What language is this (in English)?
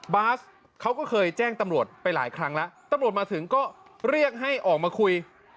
Thai